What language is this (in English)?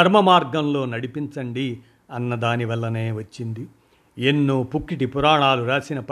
Telugu